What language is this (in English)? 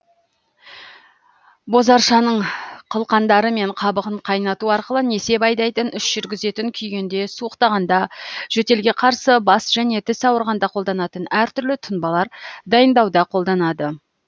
Kazakh